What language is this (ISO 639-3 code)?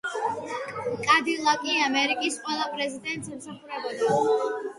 kat